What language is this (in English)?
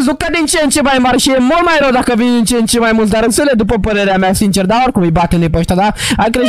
Romanian